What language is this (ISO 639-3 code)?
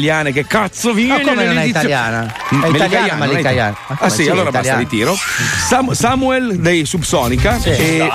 ita